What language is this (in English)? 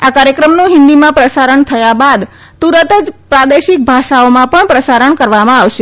Gujarati